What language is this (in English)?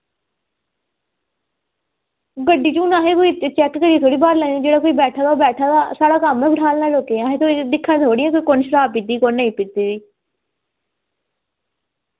Dogri